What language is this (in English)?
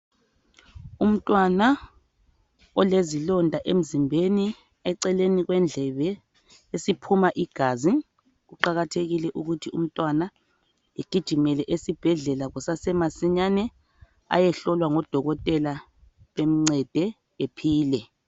North Ndebele